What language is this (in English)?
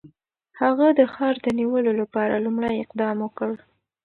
Pashto